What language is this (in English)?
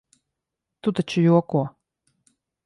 Latvian